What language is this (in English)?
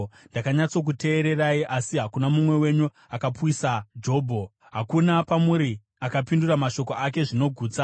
Shona